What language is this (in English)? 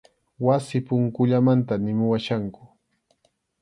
Arequipa-La Unión Quechua